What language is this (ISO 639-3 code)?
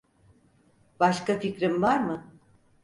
tur